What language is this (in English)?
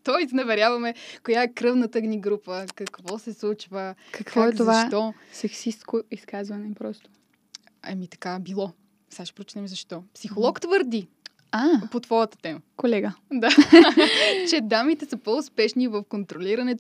Bulgarian